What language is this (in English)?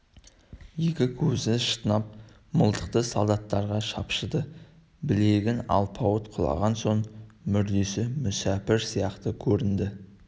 Kazakh